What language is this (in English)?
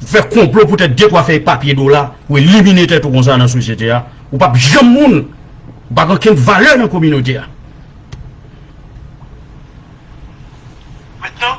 French